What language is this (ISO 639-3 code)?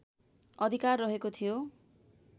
nep